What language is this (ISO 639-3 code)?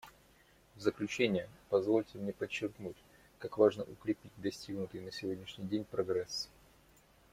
rus